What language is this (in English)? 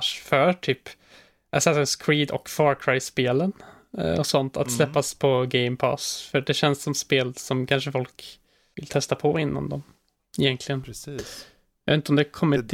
Swedish